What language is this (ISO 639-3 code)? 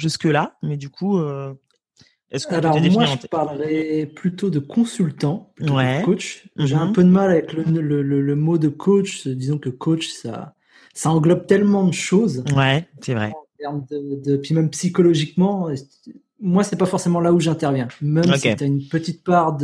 fra